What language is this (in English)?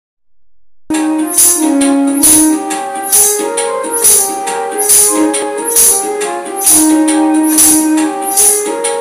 Romanian